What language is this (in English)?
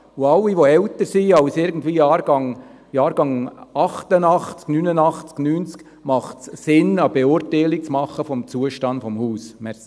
Swiss German